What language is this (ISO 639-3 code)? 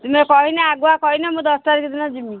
ori